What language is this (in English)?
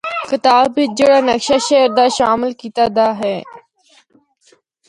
Northern Hindko